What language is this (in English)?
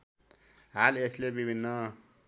Nepali